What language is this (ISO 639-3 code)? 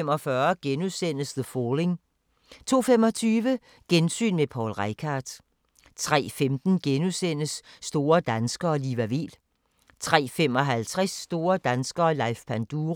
dan